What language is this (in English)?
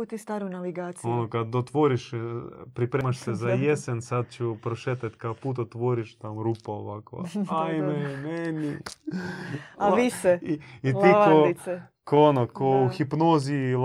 Croatian